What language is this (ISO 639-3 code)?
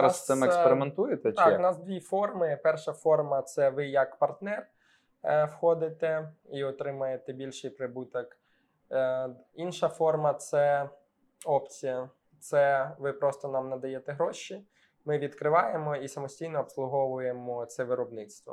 ukr